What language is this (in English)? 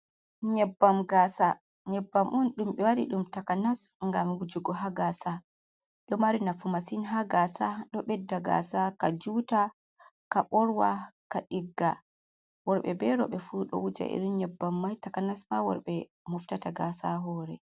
Fula